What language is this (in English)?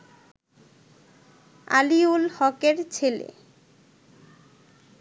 Bangla